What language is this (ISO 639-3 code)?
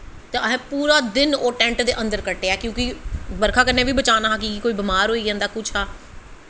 doi